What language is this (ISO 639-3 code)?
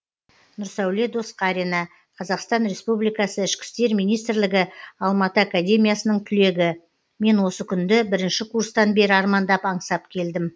kaz